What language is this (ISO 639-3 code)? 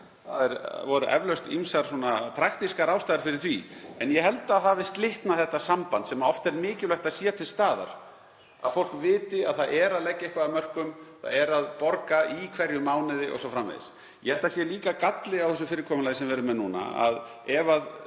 isl